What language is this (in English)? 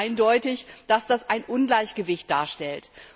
German